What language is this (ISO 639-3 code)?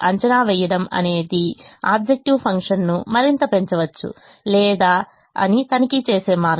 tel